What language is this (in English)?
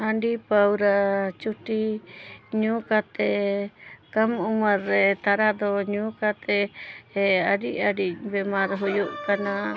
Santali